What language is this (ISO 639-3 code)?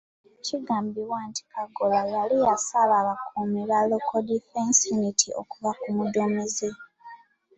lug